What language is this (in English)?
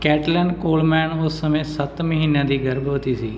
Punjabi